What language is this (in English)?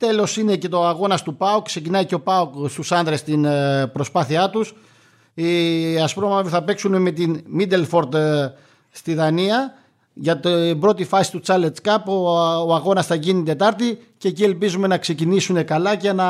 Greek